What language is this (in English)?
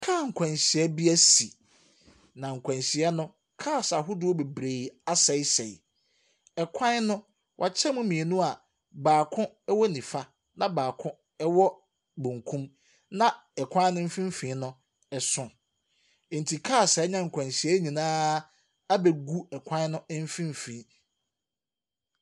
Akan